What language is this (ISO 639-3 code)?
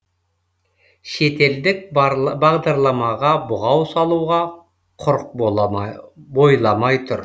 kaz